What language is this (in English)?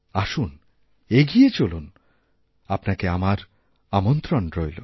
Bangla